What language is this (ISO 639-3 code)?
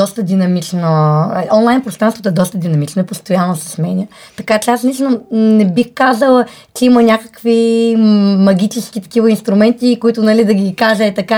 bul